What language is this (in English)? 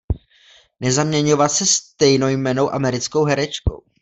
Czech